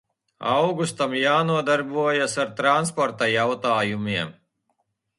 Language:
Latvian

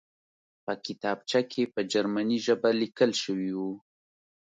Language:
Pashto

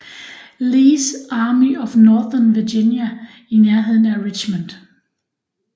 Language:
Danish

